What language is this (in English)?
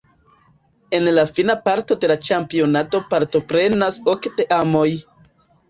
Esperanto